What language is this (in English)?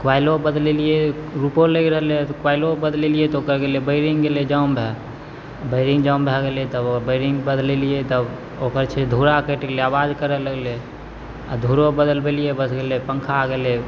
Maithili